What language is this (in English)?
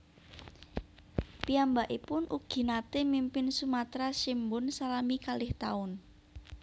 Javanese